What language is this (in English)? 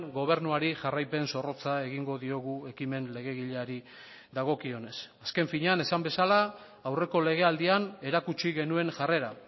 Basque